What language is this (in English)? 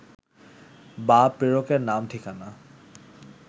Bangla